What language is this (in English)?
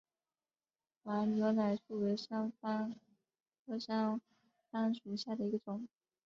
Chinese